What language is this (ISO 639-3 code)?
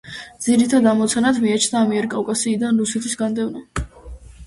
kat